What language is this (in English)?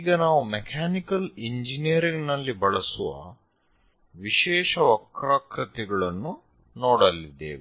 Kannada